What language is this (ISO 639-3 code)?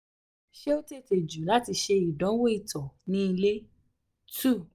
yor